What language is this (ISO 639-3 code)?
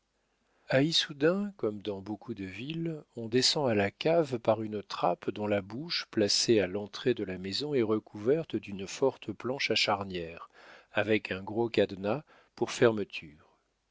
fra